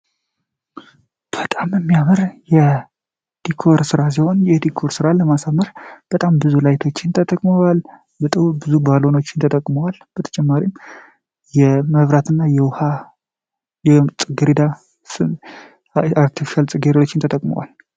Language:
Amharic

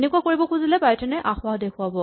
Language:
Assamese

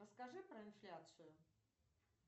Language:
Russian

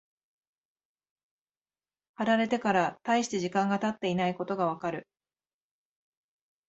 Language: Japanese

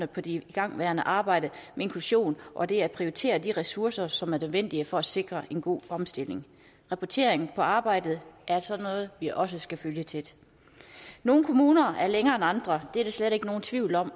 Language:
Danish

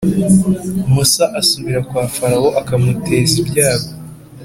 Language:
Kinyarwanda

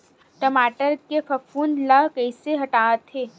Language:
Chhattisgarhi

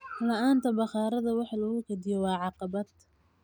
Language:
Somali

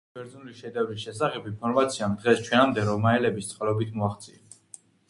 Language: Georgian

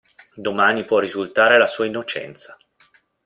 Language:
Italian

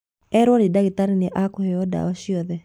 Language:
Kikuyu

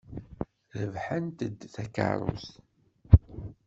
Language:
Kabyle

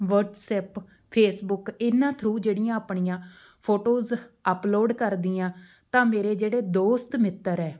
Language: Punjabi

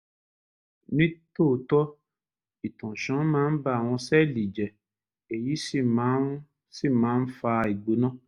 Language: Yoruba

